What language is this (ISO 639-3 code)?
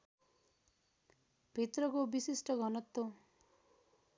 nep